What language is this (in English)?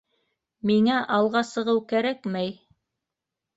Bashkir